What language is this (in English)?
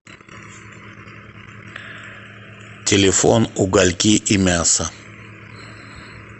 Russian